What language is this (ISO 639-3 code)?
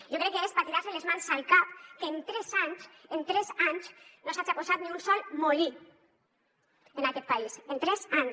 cat